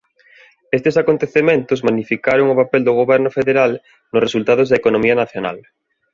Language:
Galician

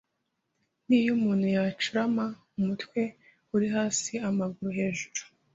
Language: Kinyarwanda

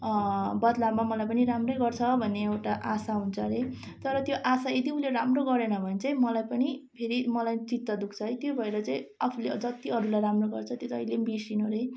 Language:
Nepali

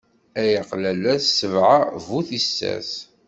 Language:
Kabyle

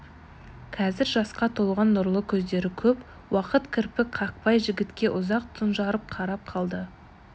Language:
Kazakh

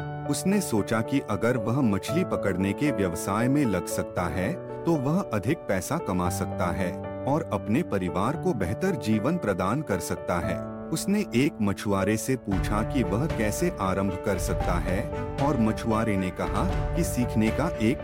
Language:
Hindi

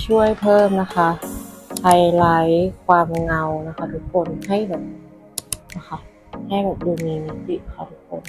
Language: Thai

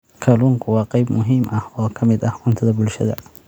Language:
Somali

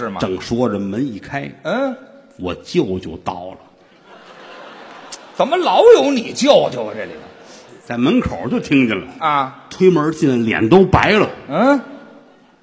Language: Chinese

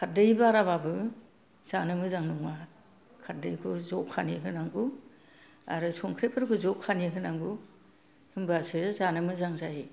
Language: Bodo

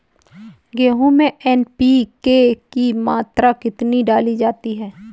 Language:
Hindi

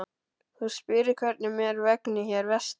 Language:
Icelandic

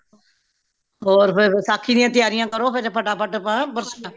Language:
Punjabi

